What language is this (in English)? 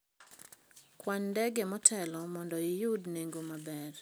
Luo (Kenya and Tanzania)